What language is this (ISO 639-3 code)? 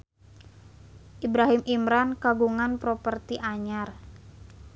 sun